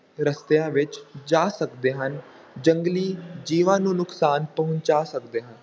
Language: Punjabi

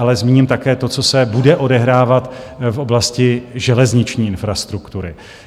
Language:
Czech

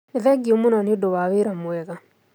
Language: Kikuyu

